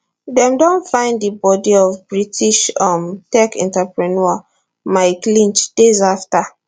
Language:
Nigerian Pidgin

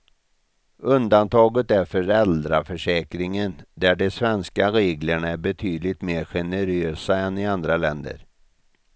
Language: Swedish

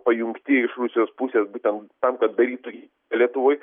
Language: Lithuanian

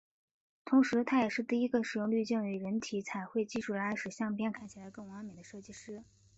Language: Chinese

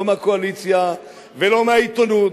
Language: Hebrew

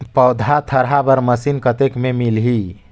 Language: Chhattisgarhi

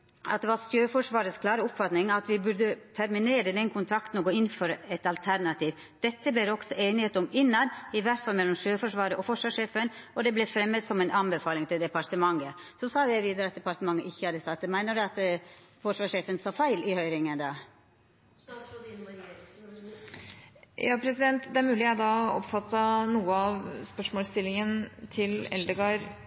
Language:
Norwegian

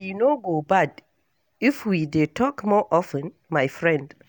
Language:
Nigerian Pidgin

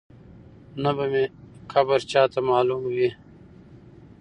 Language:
Pashto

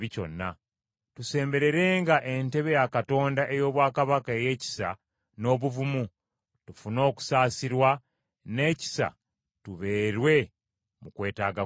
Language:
Ganda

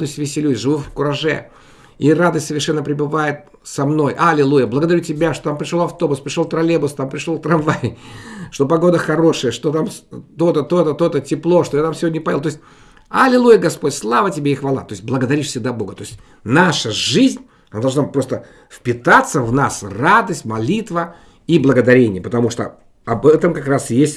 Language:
Russian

